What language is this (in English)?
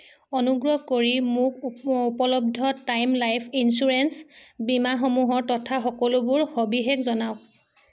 Assamese